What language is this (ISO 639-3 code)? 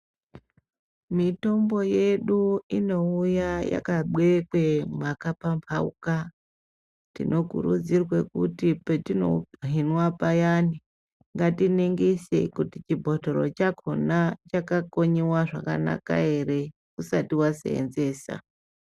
ndc